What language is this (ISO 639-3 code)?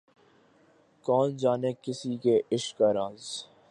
urd